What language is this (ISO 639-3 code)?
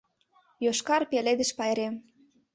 chm